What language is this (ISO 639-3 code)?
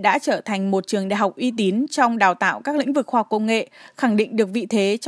vie